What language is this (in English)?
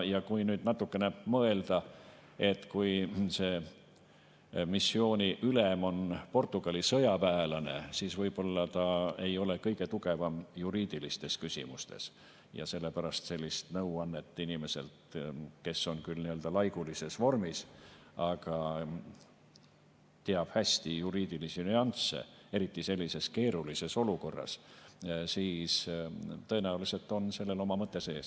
Estonian